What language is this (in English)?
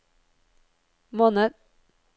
Norwegian